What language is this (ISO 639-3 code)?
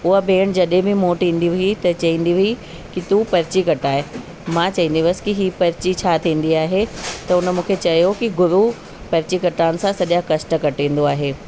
snd